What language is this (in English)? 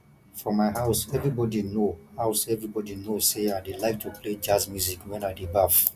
Nigerian Pidgin